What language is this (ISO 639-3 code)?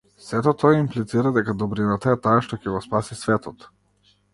mkd